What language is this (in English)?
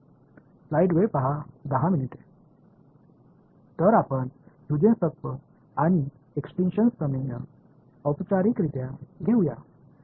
Tamil